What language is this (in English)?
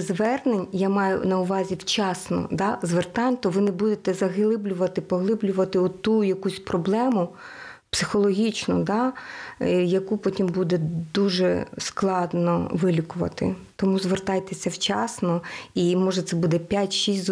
Ukrainian